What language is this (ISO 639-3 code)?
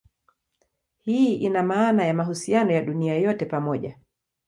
swa